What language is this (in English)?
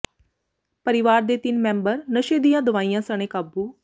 Punjabi